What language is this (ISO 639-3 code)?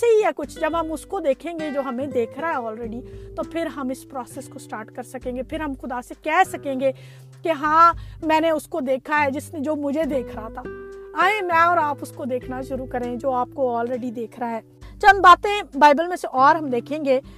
urd